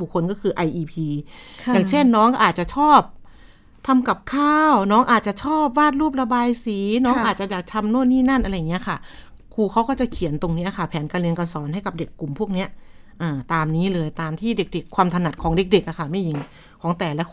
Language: Thai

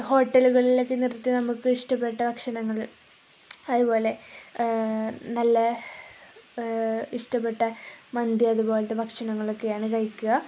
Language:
Malayalam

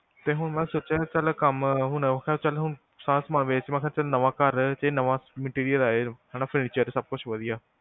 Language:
Punjabi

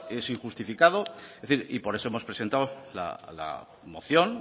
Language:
Spanish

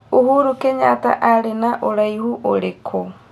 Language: Kikuyu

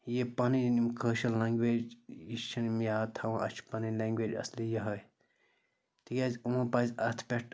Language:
Kashmiri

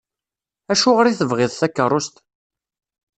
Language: Kabyle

